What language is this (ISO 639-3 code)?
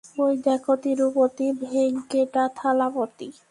ben